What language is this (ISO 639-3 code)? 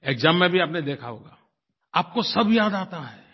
hin